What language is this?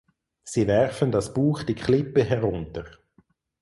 German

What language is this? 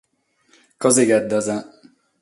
Sardinian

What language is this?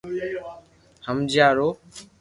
Loarki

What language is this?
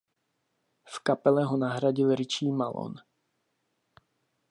Czech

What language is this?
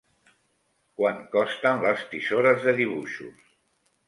Catalan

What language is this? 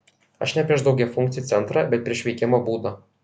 Lithuanian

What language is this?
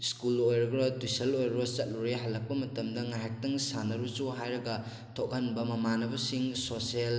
Manipuri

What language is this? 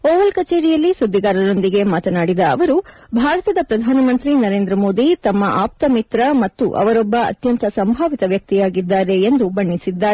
Kannada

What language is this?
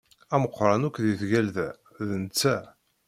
Kabyle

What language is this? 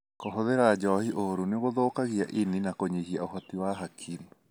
Kikuyu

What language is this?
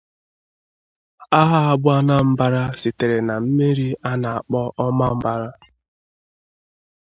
Igbo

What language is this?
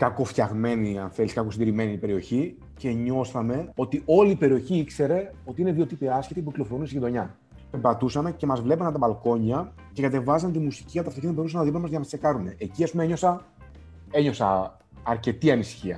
Greek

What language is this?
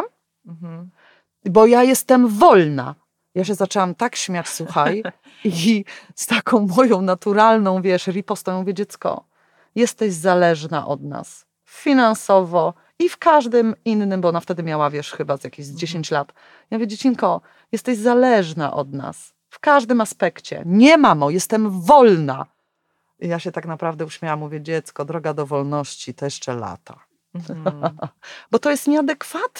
Polish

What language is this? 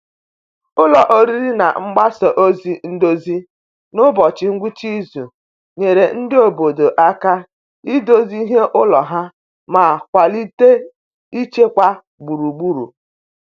Igbo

